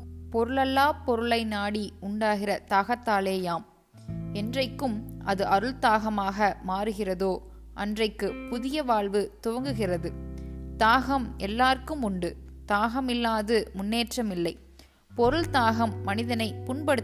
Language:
Tamil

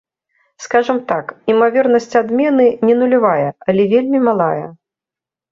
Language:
Belarusian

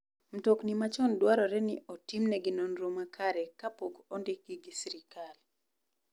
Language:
Luo (Kenya and Tanzania)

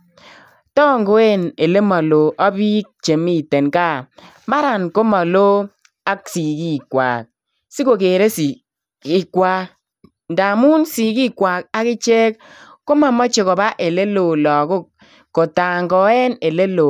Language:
Kalenjin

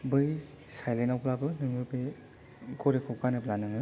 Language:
Bodo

